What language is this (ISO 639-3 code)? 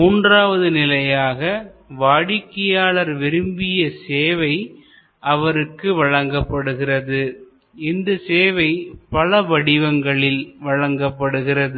tam